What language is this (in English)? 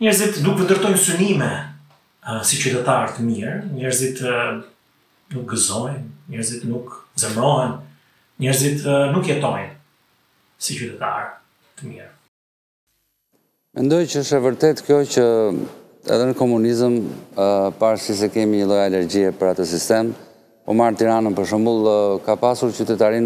Romanian